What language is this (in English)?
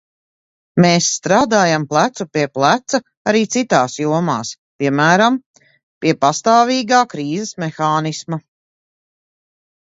Latvian